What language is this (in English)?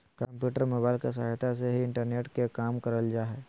Magahi